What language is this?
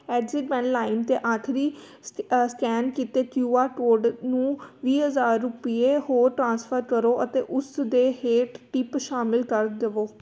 Punjabi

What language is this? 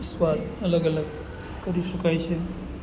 Gujarati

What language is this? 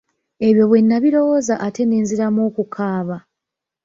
Ganda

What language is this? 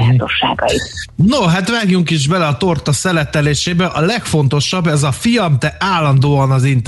Hungarian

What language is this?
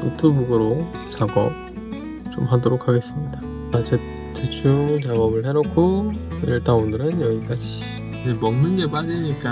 Korean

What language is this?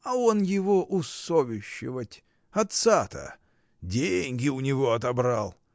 Russian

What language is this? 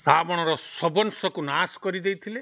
Odia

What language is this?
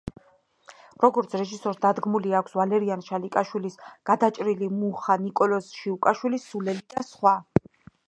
Georgian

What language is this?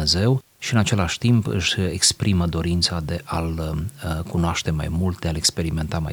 Romanian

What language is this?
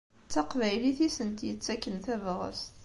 Kabyle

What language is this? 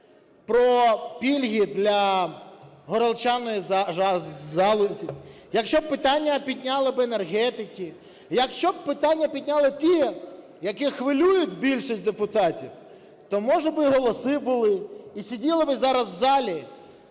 Ukrainian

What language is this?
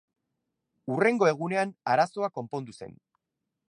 Basque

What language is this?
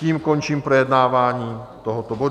Czech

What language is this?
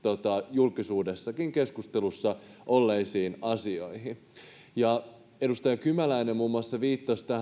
Finnish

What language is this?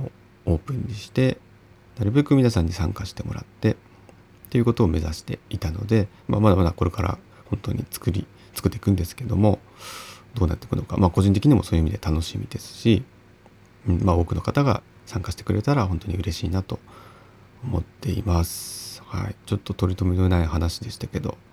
Japanese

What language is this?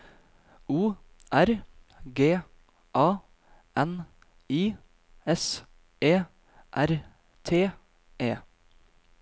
Norwegian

